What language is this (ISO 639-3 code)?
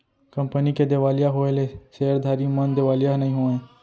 hne